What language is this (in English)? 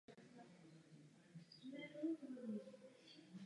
Czech